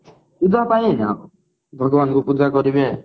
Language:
Odia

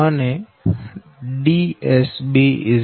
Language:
Gujarati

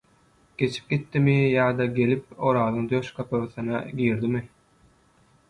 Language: Turkmen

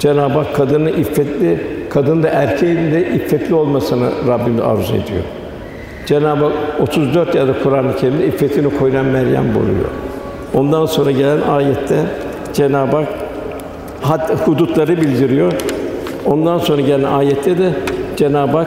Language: Turkish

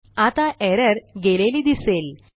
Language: Marathi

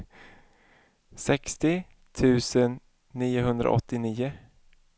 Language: Swedish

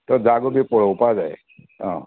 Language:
Konkani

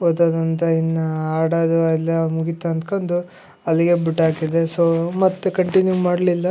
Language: Kannada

